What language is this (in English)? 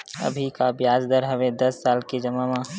Chhattisgarhi